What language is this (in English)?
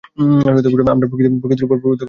Bangla